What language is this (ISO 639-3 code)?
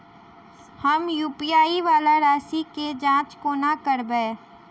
mai